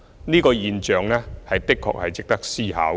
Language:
Cantonese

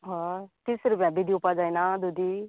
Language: Konkani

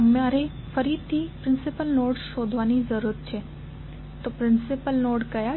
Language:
Gujarati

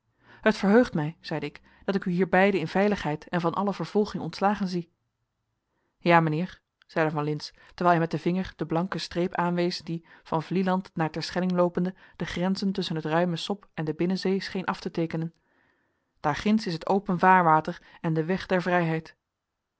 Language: Dutch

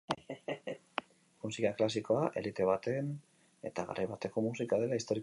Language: Basque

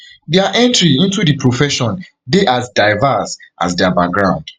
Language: Nigerian Pidgin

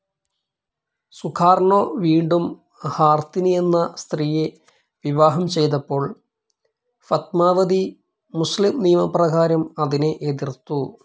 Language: Malayalam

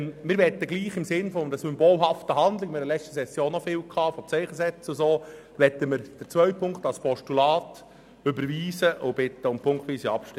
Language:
Swiss German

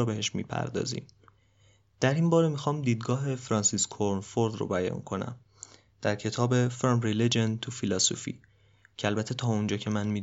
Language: Persian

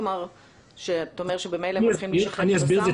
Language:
Hebrew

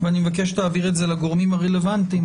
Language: Hebrew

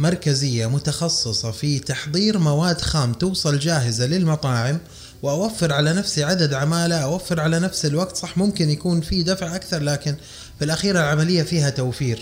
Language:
Arabic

